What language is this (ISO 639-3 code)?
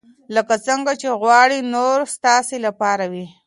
pus